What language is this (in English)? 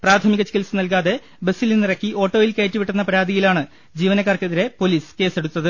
Malayalam